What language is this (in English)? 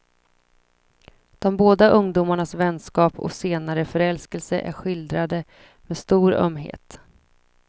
Swedish